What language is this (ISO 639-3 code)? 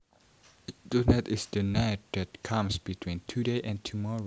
jav